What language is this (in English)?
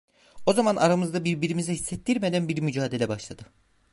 Turkish